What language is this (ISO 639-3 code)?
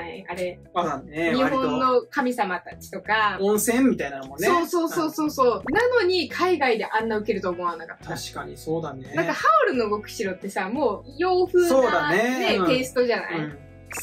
jpn